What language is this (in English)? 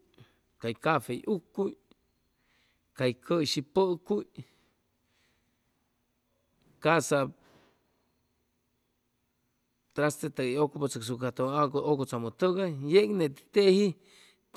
Chimalapa Zoque